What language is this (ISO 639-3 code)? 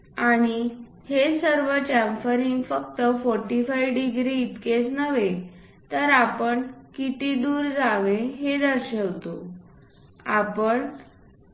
mar